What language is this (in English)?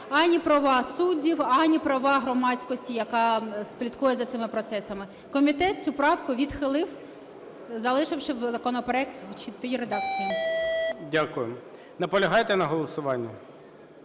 Ukrainian